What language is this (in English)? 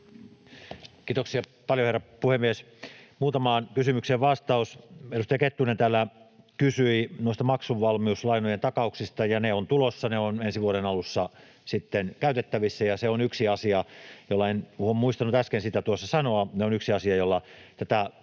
Finnish